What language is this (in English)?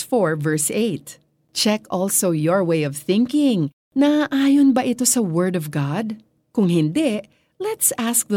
Filipino